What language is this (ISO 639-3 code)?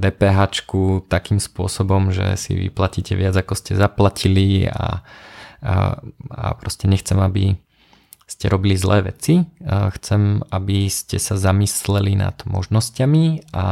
slk